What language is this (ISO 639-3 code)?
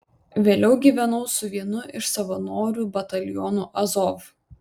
lit